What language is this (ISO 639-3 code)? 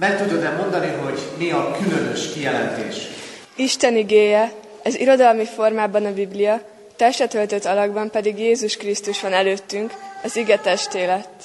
hun